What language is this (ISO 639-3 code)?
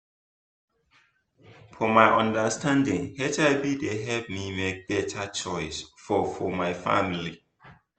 pcm